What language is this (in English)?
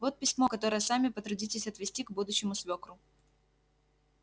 Russian